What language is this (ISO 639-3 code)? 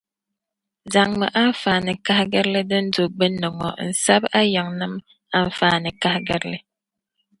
dag